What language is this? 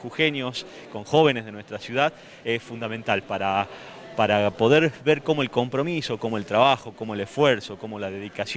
Spanish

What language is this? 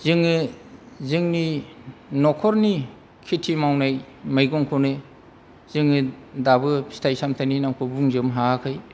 Bodo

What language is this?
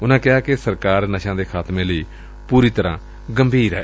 Punjabi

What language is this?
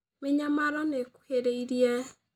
Kikuyu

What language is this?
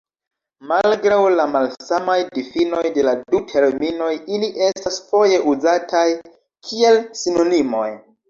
Esperanto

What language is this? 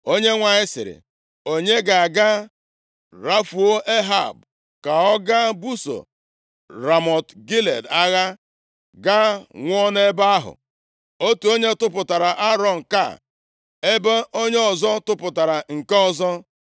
Igbo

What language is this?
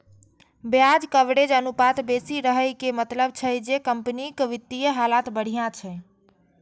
Maithili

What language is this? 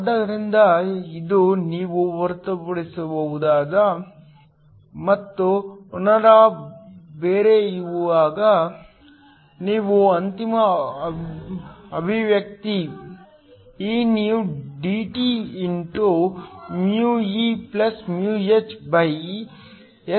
Kannada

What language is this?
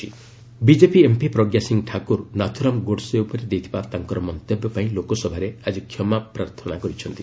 Odia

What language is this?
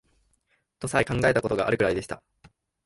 Japanese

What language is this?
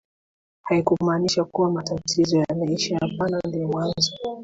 Swahili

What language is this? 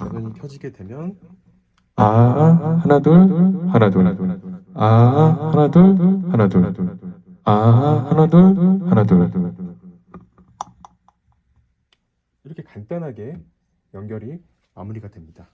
Korean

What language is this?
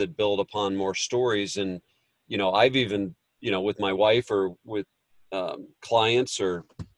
English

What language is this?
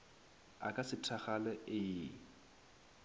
Northern Sotho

